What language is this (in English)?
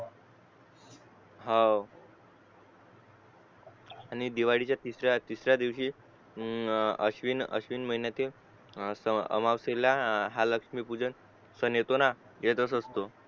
Marathi